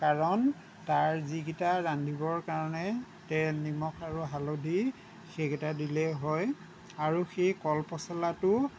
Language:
Assamese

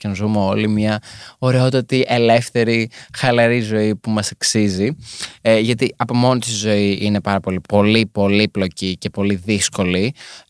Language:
Greek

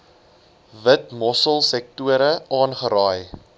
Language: Afrikaans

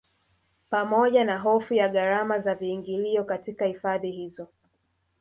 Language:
Swahili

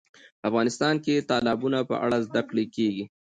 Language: Pashto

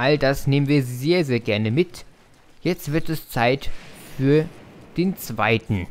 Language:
German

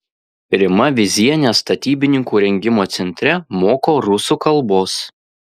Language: Lithuanian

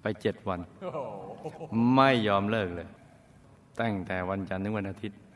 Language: Thai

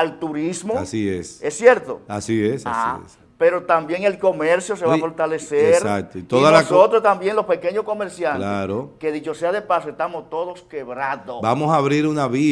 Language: Spanish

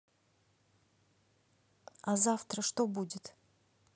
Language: Russian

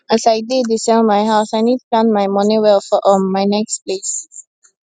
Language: Nigerian Pidgin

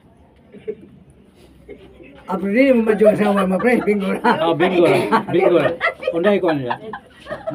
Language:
Filipino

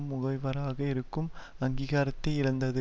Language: Tamil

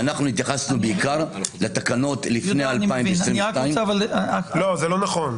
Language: Hebrew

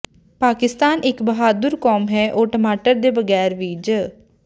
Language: Punjabi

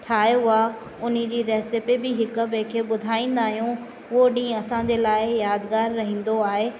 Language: Sindhi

